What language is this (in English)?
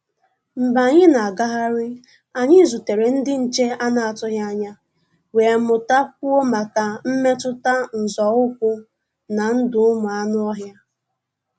Igbo